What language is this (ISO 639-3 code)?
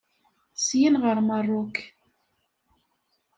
kab